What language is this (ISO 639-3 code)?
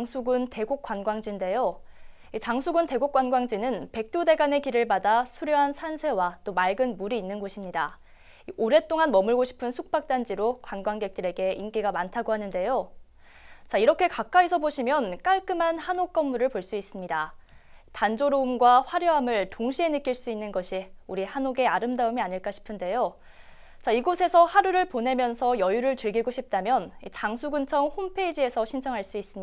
kor